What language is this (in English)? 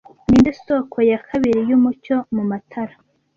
Kinyarwanda